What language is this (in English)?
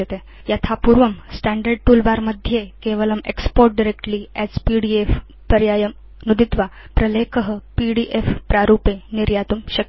Sanskrit